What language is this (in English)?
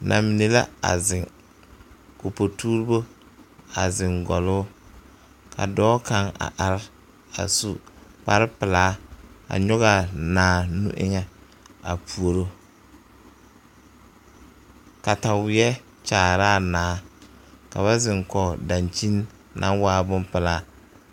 Southern Dagaare